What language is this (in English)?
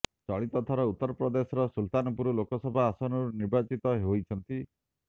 Odia